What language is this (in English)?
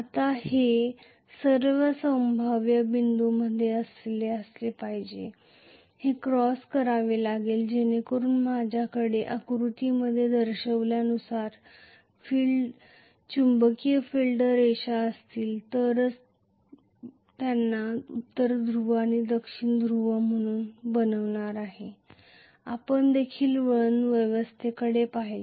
Marathi